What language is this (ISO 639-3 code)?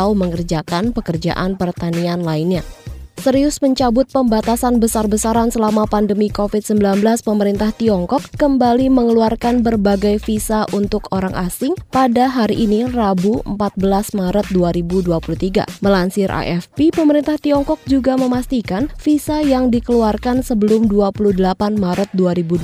ind